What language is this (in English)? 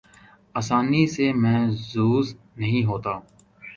Urdu